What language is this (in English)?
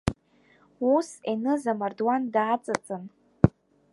Abkhazian